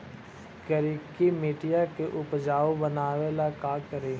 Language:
Magahi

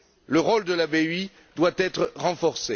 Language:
French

